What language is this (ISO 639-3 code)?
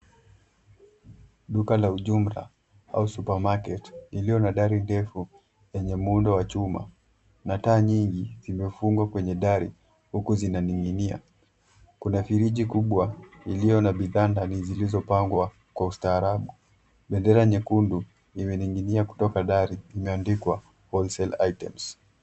swa